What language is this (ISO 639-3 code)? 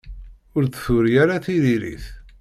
kab